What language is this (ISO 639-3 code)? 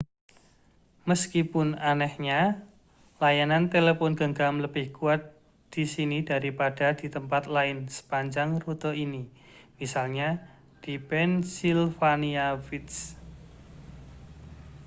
ind